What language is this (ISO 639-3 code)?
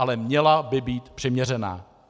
ces